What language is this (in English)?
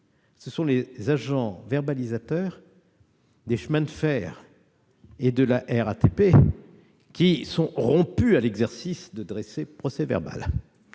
French